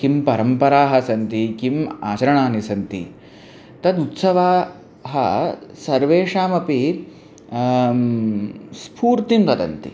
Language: Sanskrit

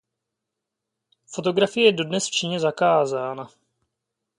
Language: Czech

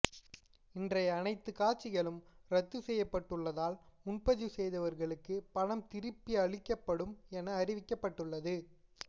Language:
Tamil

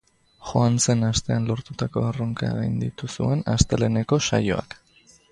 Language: Basque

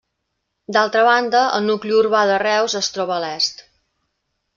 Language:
Catalan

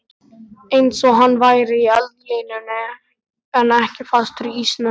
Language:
Icelandic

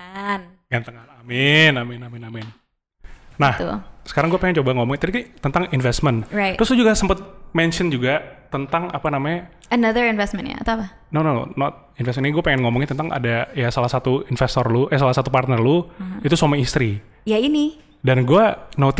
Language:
Indonesian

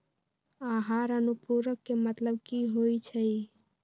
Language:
Magahi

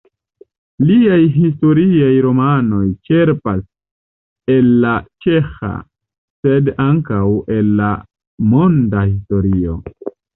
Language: Esperanto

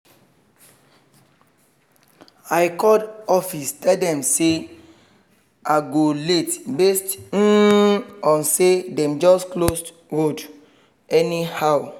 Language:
Nigerian Pidgin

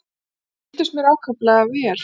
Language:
Icelandic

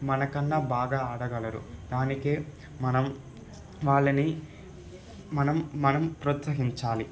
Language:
Telugu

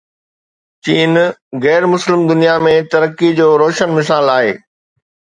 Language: Sindhi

